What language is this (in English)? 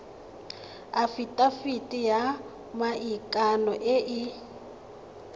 Tswana